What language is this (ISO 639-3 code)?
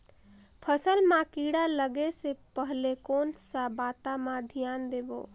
hne